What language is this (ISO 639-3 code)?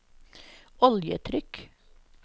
nor